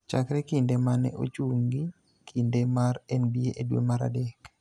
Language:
Luo (Kenya and Tanzania)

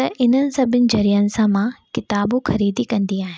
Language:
Sindhi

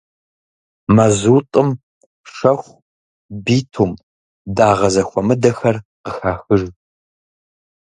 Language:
Kabardian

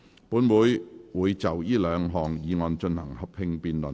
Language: Cantonese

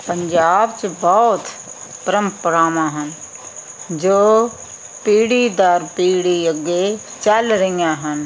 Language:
Punjabi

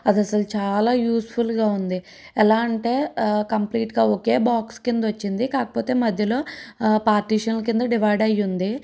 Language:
Telugu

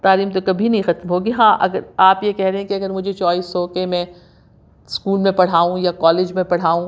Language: Urdu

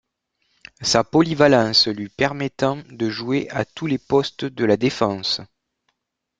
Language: French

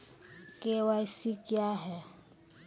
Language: Maithili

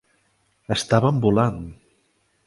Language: Catalan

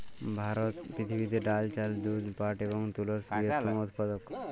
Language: Bangla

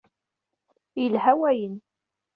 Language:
Kabyle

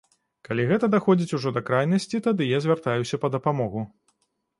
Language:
Belarusian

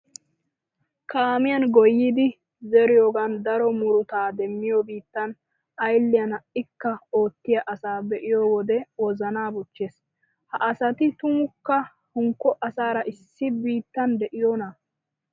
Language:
Wolaytta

